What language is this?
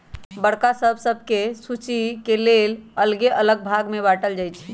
Magahi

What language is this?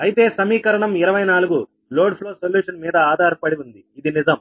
Telugu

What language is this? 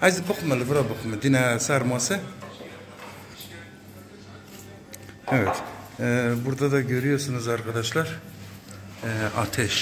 Turkish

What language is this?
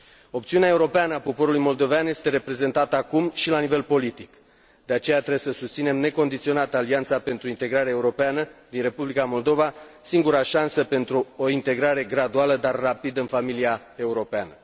Romanian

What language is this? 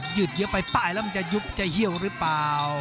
Thai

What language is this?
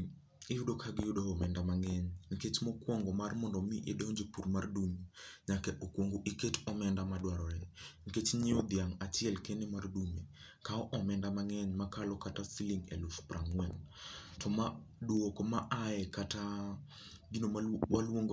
Luo (Kenya and Tanzania)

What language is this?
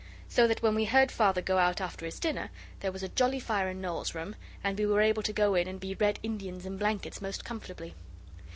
English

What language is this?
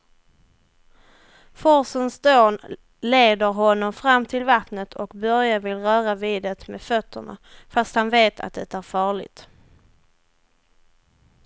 Swedish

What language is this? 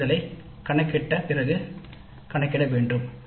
Tamil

